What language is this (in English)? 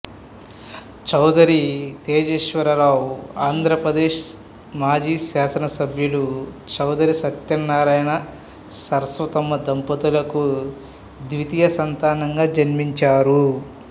Telugu